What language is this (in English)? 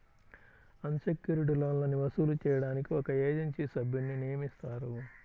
Telugu